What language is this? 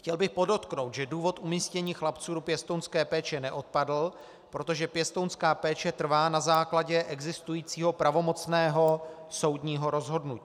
Czech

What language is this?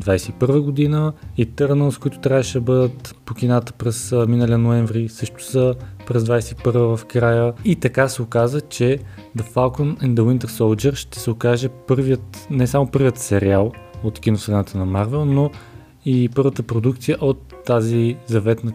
Bulgarian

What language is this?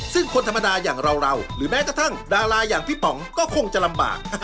Thai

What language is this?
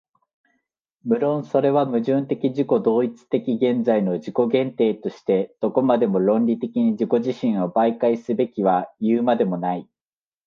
Japanese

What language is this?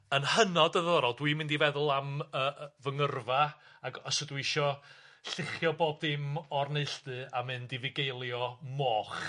Welsh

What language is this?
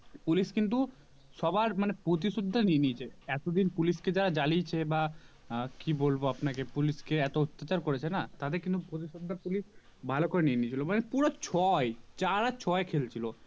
Bangla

